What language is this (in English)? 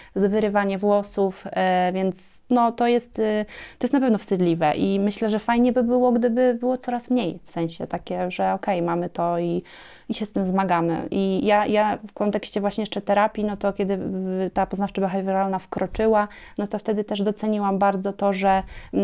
Polish